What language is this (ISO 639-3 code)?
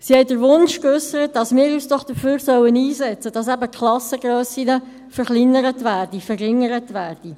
gsw